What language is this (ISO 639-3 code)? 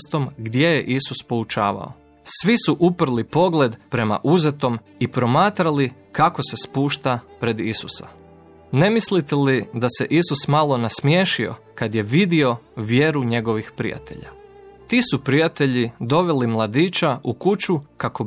hrv